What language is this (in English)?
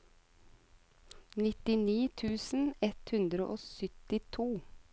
Norwegian